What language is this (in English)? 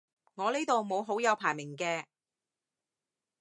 Cantonese